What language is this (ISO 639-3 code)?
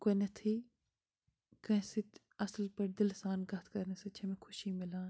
kas